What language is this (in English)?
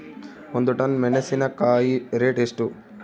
Kannada